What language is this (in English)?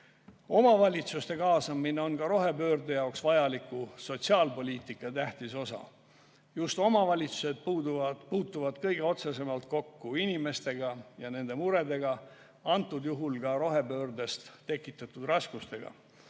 Estonian